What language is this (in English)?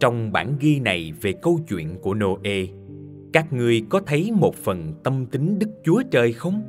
Vietnamese